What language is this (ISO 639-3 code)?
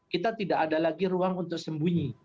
ind